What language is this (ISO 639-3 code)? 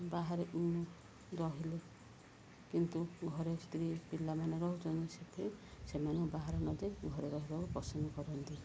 ori